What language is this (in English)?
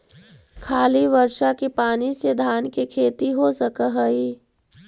Magahi